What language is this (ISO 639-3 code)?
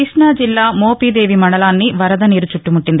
tel